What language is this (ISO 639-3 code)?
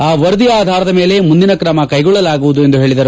kan